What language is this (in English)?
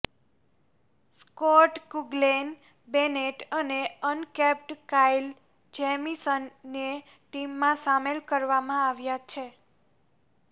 Gujarati